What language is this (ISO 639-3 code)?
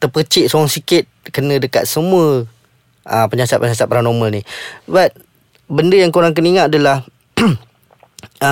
msa